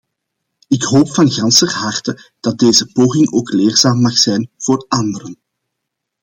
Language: Dutch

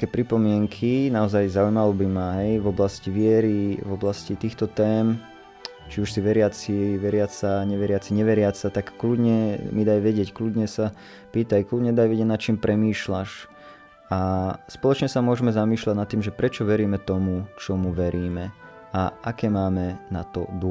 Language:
Slovak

